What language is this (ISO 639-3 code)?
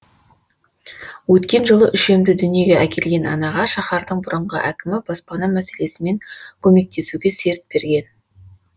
kaz